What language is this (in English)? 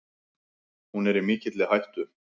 Icelandic